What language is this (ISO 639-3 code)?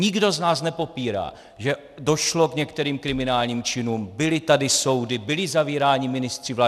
ces